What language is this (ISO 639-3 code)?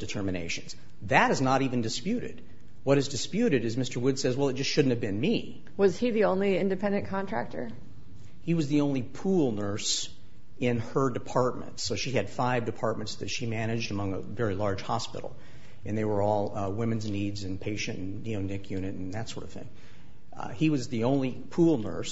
eng